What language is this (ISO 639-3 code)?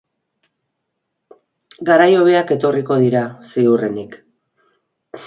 eus